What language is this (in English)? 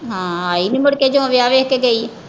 Punjabi